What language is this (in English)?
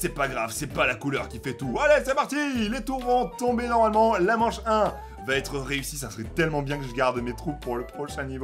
French